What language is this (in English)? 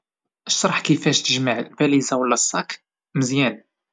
Moroccan Arabic